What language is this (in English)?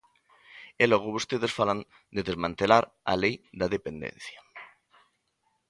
Galician